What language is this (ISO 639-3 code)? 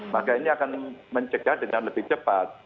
ind